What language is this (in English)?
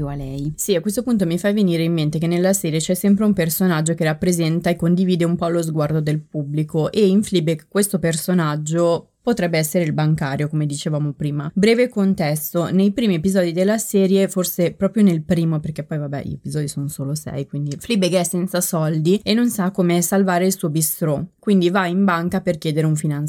Italian